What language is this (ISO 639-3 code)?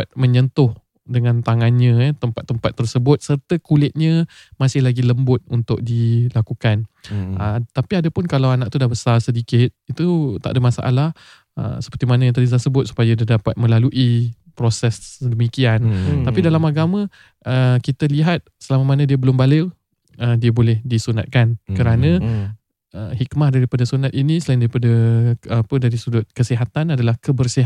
msa